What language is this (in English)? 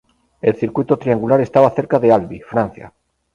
Spanish